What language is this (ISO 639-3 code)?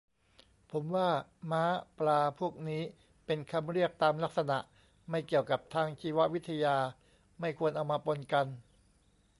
tha